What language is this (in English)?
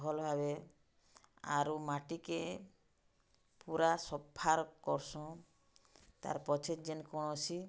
Odia